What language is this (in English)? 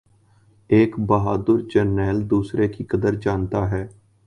Urdu